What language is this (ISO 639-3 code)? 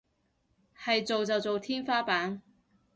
yue